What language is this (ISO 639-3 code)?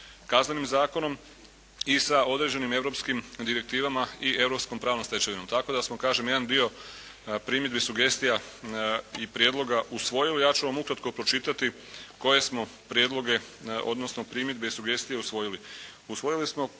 hrv